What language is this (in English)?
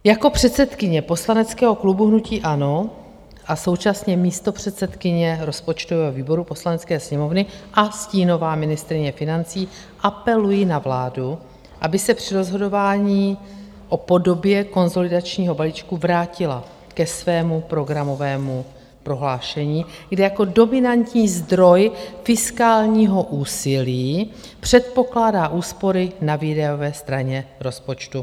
Czech